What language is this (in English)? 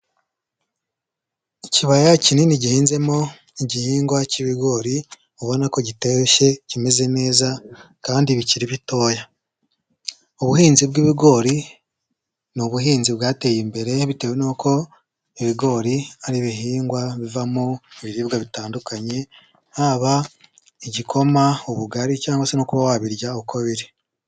Kinyarwanda